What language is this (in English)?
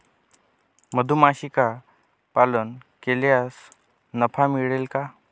Marathi